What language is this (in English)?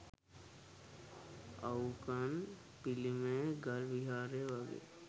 Sinhala